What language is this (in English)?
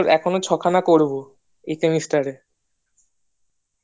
Bangla